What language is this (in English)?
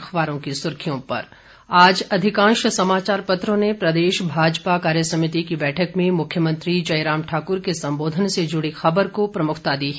Hindi